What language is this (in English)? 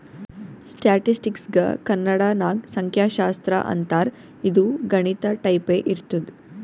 Kannada